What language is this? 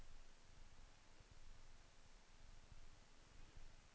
Norwegian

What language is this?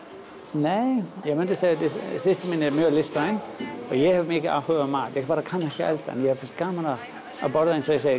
Icelandic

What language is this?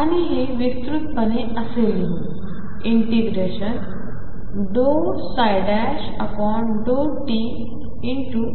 Marathi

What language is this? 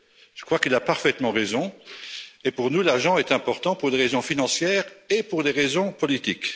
French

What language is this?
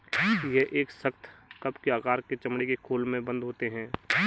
Hindi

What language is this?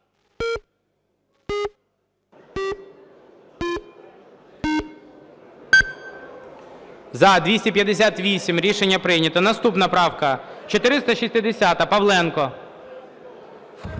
Ukrainian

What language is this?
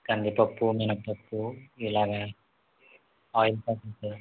Telugu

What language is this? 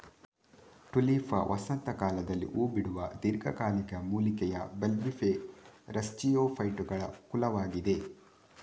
Kannada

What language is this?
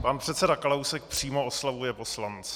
Czech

